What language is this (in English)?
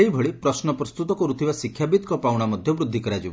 Odia